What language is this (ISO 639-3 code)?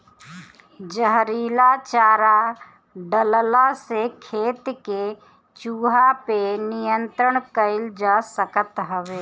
bho